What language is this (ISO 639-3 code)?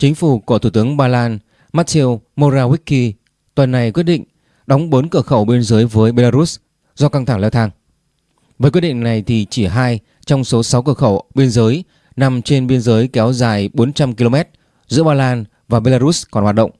vie